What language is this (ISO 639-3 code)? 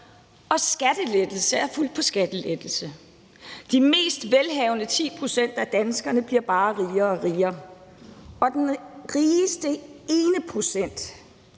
dan